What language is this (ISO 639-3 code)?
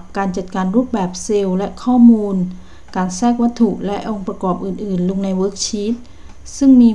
tha